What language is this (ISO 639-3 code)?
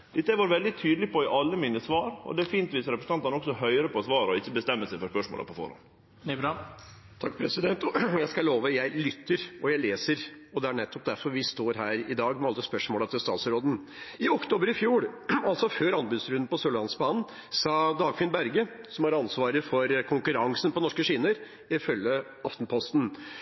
nor